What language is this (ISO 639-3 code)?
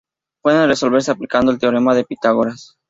spa